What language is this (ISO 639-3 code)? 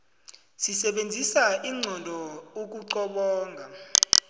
nbl